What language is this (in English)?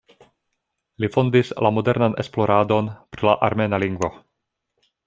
Esperanto